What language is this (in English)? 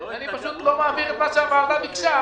Hebrew